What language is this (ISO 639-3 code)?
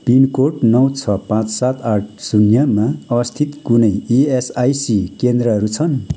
nep